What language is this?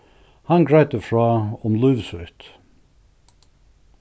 Faroese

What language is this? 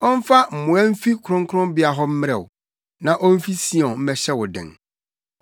Akan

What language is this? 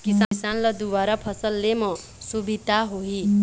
Chhattisgarhi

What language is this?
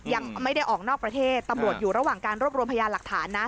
Thai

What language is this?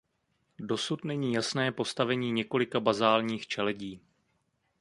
Czech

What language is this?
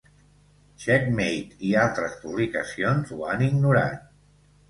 Catalan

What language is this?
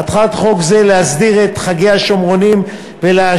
Hebrew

